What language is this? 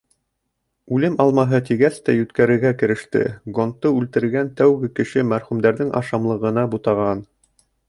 Bashkir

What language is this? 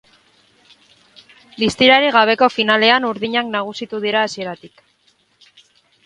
Basque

